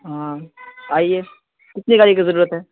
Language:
Urdu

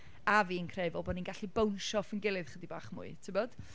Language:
Welsh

